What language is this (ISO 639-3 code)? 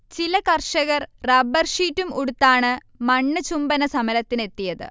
mal